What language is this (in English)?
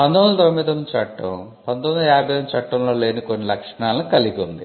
Telugu